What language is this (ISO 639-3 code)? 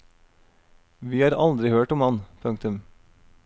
nor